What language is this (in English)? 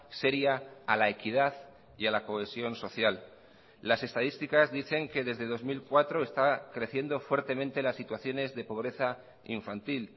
Spanish